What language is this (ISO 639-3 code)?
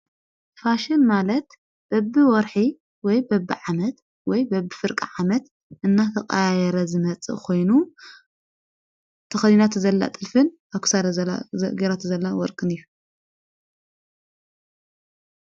tir